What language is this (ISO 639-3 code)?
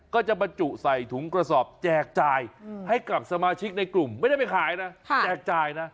tha